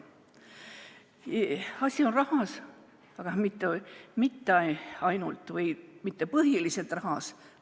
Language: Estonian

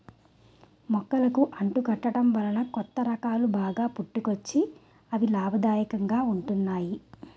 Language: Telugu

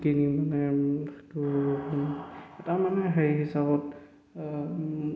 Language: Assamese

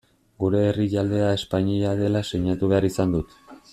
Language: Basque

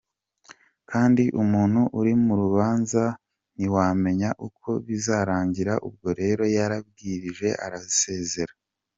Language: Kinyarwanda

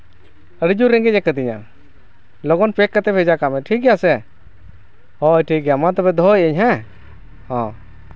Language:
Santali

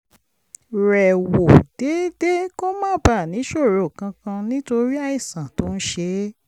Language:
Yoruba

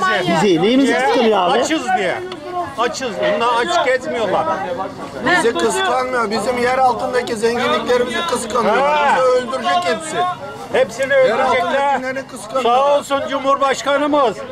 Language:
Turkish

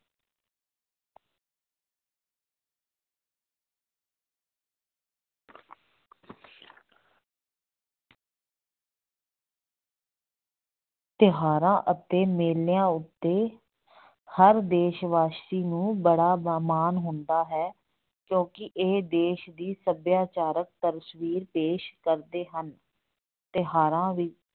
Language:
Punjabi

